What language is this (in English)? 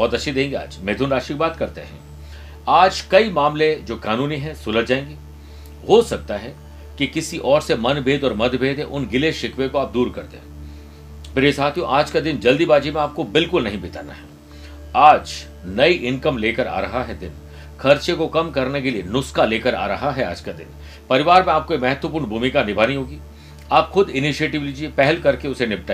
Hindi